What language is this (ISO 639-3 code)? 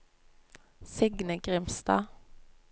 nor